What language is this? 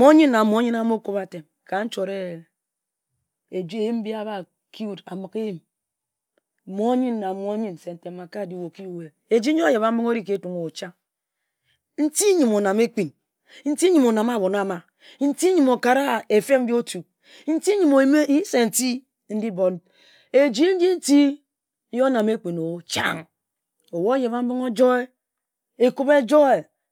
Ejagham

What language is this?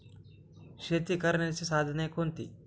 Marathi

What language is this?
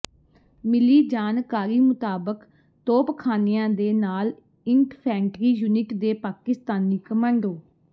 Punjabi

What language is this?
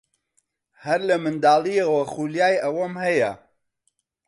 Central Kurdish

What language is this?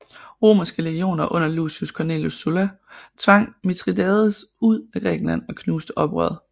Danish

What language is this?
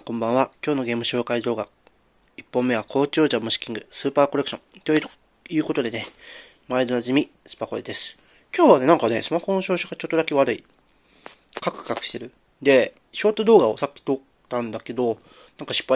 Japanese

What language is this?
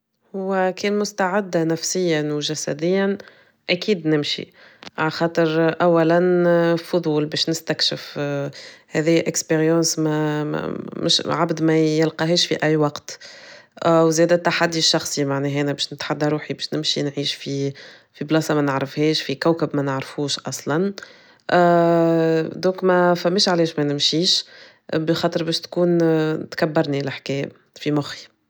Tunisian Arabic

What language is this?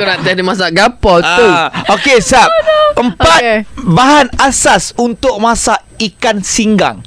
Malay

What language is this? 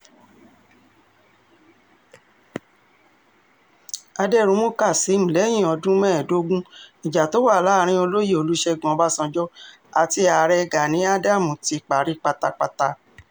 Yoruba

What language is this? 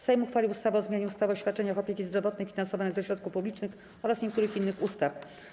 Polish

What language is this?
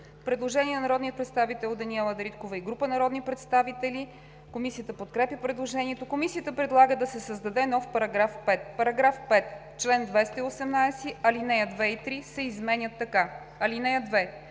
Bulgarian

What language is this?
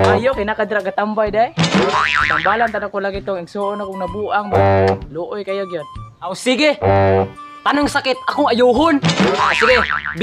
Filipino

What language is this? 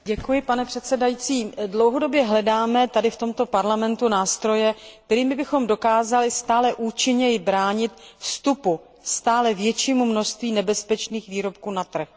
Czech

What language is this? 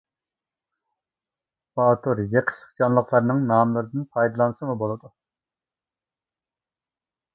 Uyghur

